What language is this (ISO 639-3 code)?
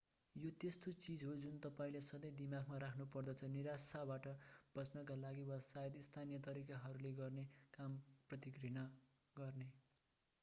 nep